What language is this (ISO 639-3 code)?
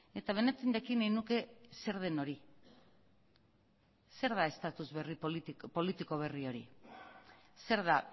eus